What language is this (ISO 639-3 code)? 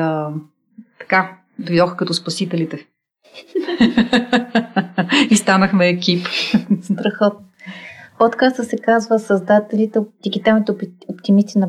bul